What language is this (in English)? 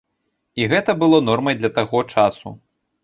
Belarusian